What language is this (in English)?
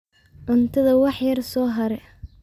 Somali